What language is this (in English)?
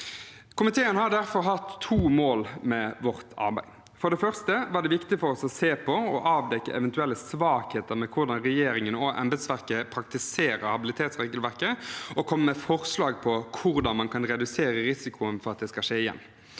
Norwegian